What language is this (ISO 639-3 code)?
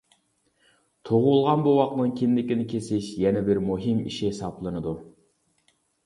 uig